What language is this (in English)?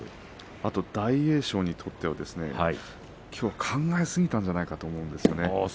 Japanese